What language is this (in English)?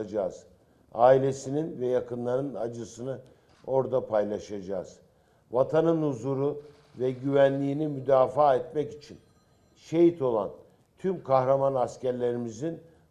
Turkish